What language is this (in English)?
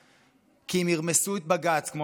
Hebrew